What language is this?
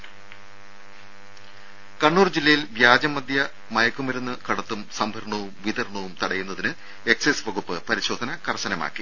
Malayalam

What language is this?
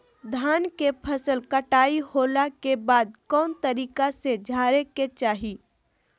Magahi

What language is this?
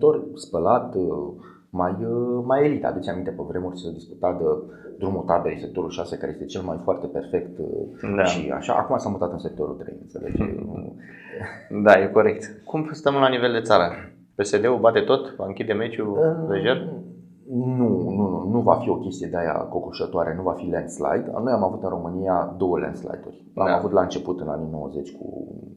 Romanian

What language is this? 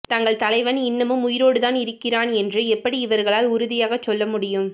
Tamil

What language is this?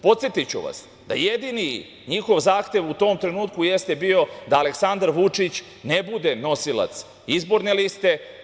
Serbian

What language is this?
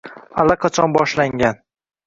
Uzbek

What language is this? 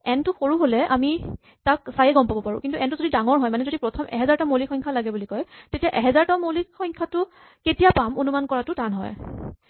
Assamese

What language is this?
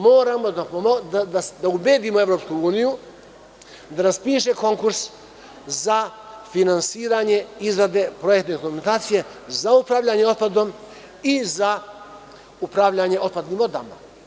Serbian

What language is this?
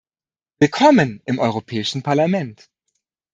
German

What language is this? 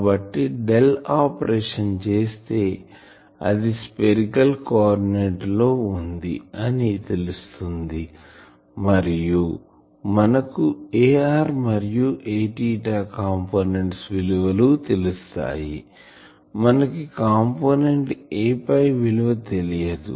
Telugu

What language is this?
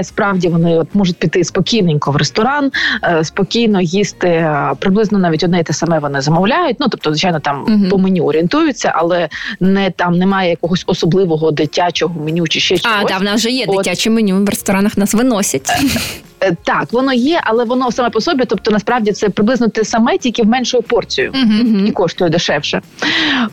Ukrainian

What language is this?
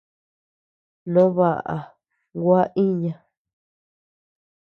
Tepeuxila Cuicatec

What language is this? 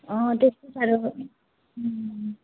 Nepali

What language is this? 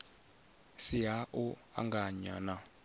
Venda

